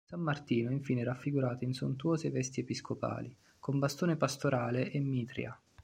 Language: Italian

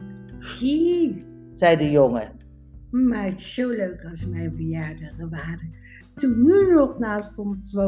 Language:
Dutch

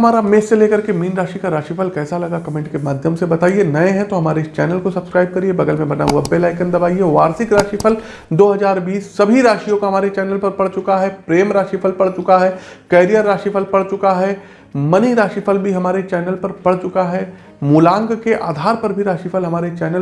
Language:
Hindi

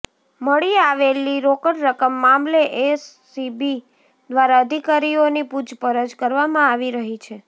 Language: Gujarati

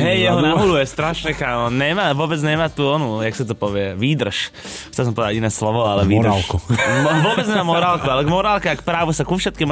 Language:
Slovak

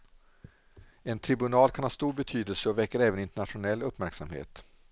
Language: Swedish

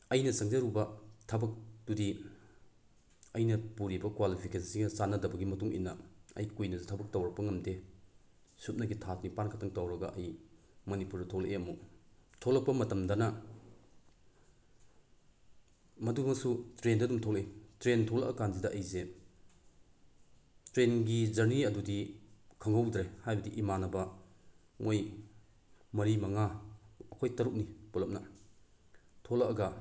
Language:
Manipuri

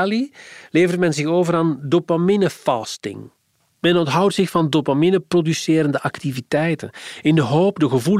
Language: Dutch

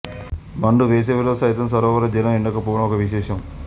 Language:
Telugu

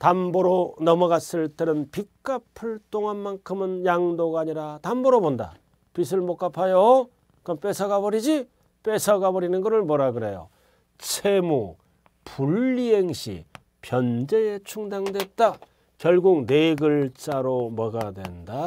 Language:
Korean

